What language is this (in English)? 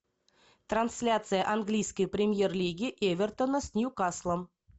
Russian